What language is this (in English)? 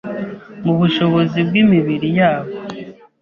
Kinyarwanda